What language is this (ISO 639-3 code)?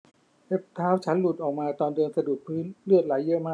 tha